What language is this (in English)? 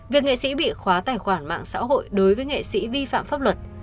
Vietnamese